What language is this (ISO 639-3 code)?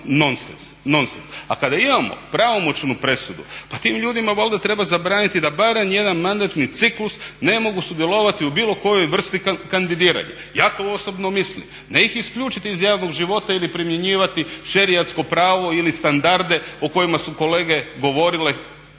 hrv